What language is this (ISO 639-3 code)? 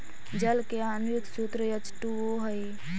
mag